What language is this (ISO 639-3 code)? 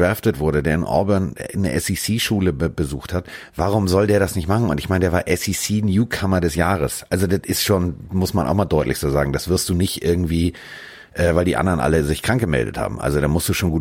deu